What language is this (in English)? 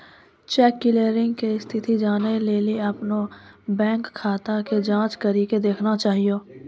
Maithili